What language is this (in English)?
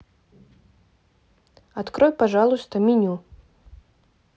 Russian